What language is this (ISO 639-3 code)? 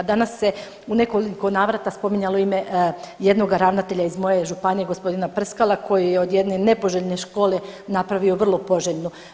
hrv